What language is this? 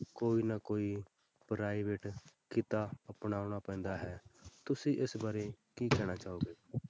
Punjabi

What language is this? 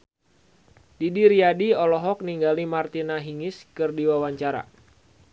Sundanese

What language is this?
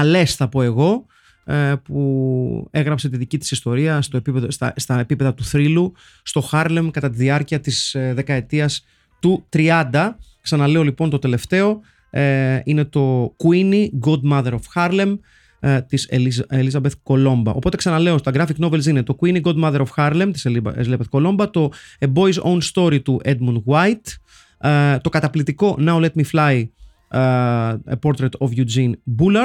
Greek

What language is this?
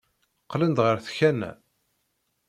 Kabyle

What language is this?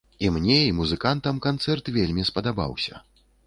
Belarusian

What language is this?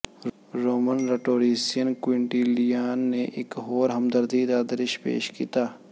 Punjabi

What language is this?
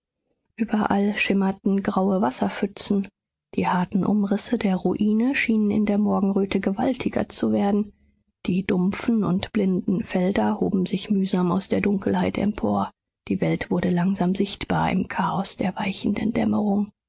German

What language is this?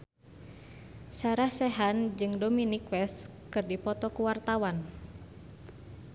Sundanese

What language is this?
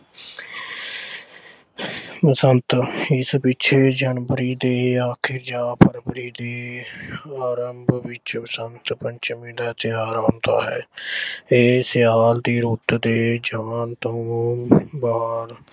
Punjabi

